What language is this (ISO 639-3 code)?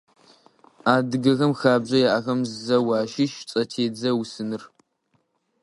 ady